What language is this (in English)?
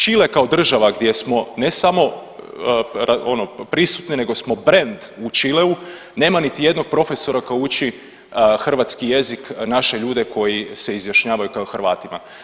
Croatian